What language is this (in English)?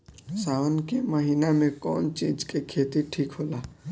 Bhojpuri